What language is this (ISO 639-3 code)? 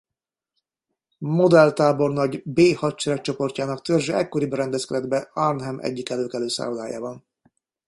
hun